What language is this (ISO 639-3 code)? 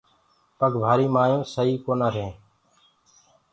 ggg